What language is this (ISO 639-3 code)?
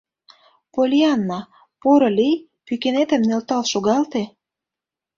chm